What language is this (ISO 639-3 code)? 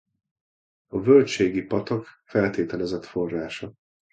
hun